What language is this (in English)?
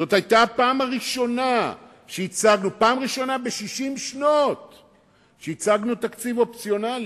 Hebrew